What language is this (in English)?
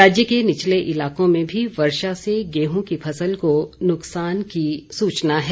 Hindi